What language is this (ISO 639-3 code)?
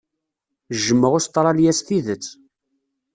kab